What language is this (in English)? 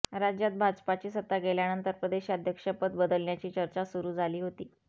Marathi